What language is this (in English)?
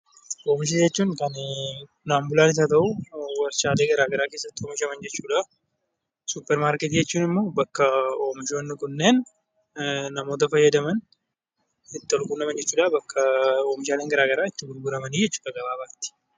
Oromo